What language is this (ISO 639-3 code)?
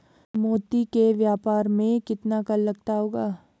hin